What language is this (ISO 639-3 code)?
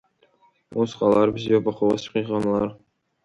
abk